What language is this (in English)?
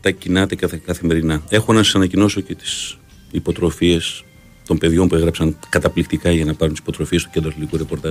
Greek